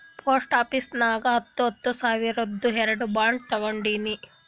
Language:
Kannada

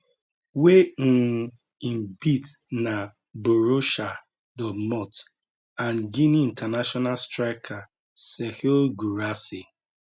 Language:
Nigerian Pidgin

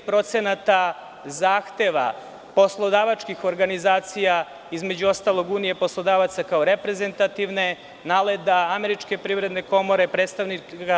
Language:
Serbian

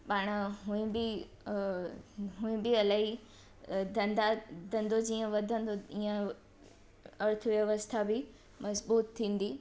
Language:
Sindhi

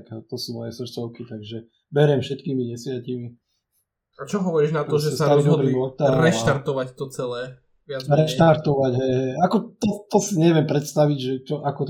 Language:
Slovak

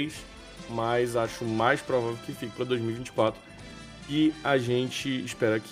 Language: Portuguese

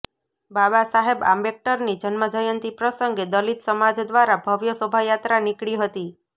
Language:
Gujarati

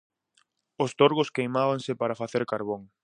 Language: Galician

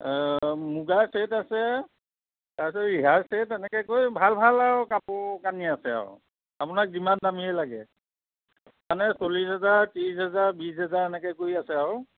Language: Assamese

